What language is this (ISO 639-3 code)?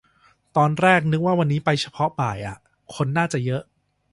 tha